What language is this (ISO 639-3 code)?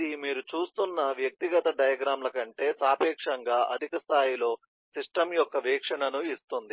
tel